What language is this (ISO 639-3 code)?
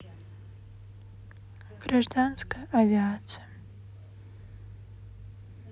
rus